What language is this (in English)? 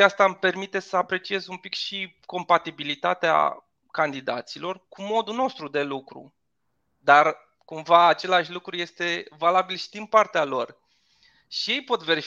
Romanian